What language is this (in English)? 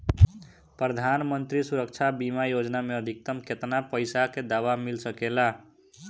Bhojpuri